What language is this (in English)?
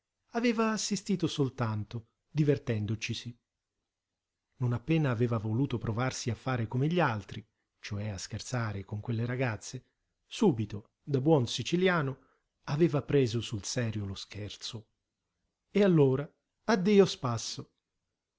Italian